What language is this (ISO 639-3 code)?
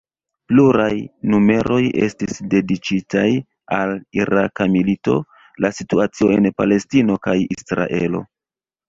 epo